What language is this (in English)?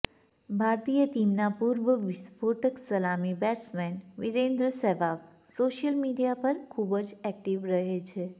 Gujarati